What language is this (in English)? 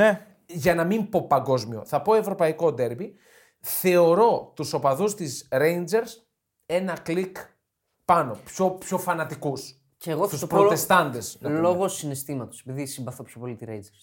Greek